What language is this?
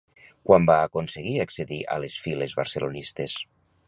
Catalan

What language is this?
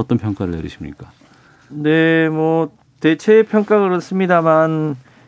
Korean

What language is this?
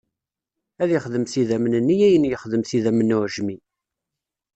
Kabyle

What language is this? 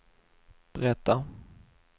Swedish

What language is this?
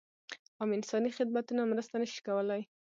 Pashto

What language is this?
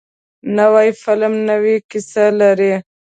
Pashto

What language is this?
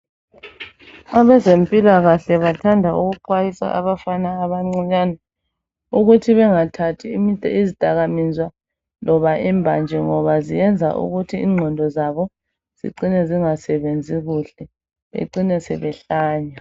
North Ndebele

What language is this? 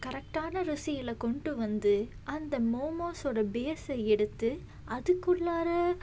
Tamil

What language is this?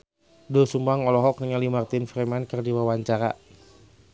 Sundanese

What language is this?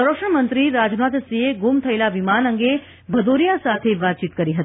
Gujarati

